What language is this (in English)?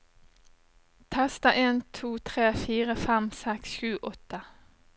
Norwegian